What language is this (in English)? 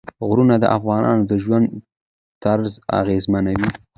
Pashto